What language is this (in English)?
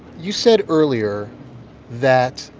English